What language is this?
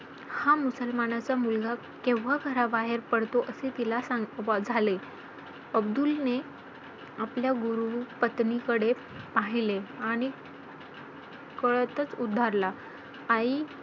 Marathi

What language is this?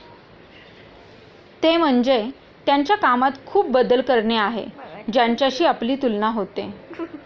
Marathi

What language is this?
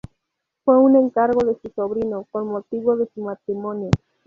Spanish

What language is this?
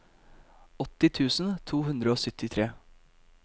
Norwegian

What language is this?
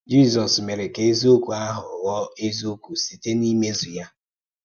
Igbo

